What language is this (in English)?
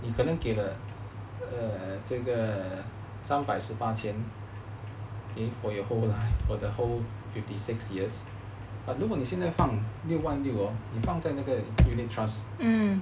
English